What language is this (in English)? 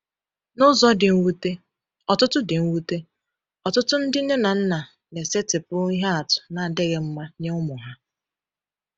Igbo